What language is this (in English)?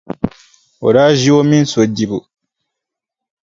Dagbani